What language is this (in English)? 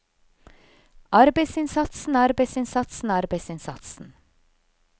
Norwegian